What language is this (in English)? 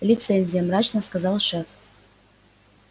Russian